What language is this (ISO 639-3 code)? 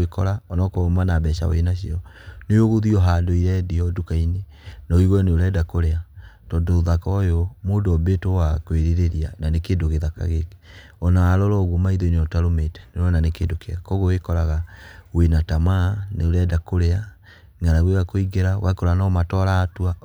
kik